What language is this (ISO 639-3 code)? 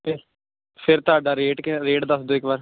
pan